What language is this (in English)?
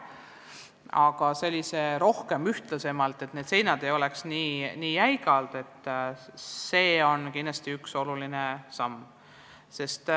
Estonian